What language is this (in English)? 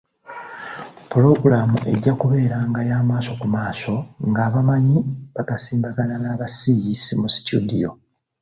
Ganda